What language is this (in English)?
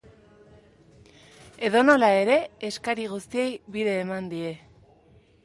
Basque